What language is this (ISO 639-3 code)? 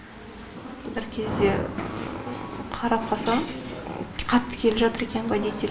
kaz